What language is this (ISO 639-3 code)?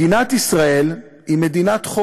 heb